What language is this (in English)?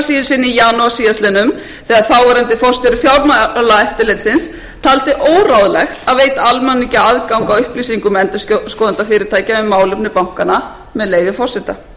Icelandic